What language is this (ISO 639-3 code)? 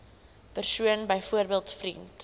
afr